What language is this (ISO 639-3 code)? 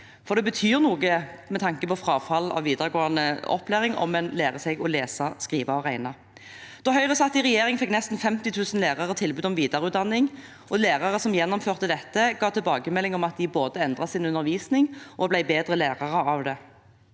nor